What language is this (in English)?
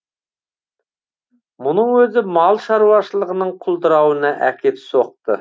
Kazakh